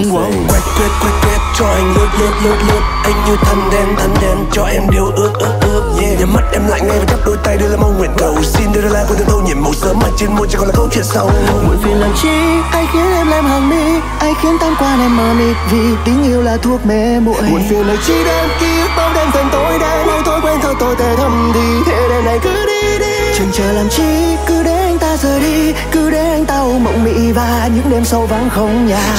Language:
Vietnamese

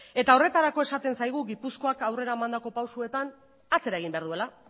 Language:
Basque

